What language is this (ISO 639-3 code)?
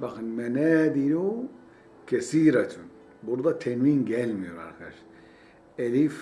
tur